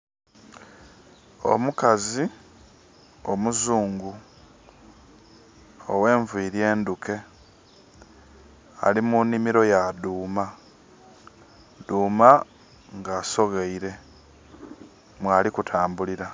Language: Soga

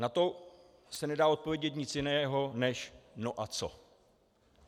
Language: Czech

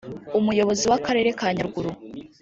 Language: Kinyarwanda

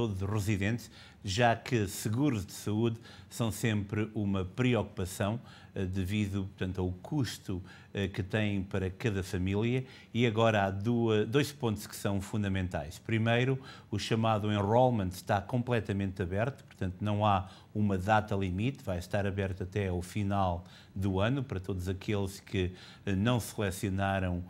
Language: Portuguese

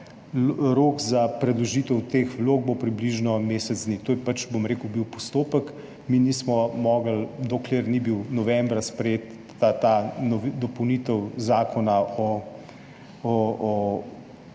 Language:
Slovenian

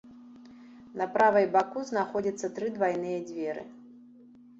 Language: Belarusian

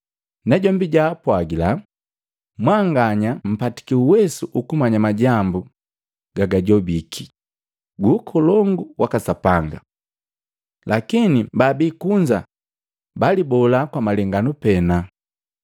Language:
Matengo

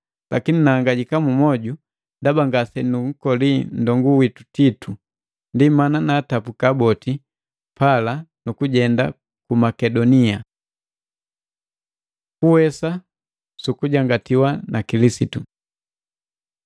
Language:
Matengo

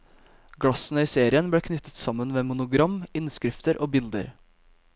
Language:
Norwegian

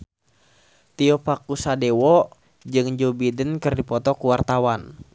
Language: Sundanese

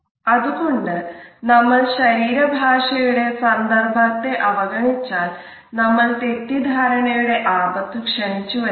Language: Malayalam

